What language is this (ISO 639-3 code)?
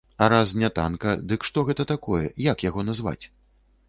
bel